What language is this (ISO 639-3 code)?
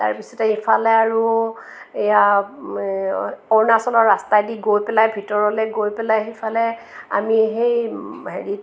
asm